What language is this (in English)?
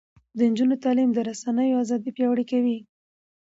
Pashto